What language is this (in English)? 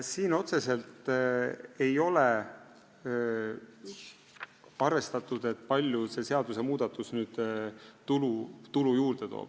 Estonian